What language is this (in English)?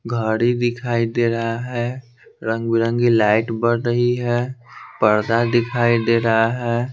Hindi